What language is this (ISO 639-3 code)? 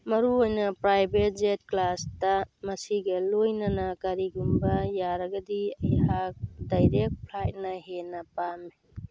mni